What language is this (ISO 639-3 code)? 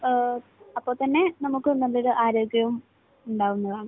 mal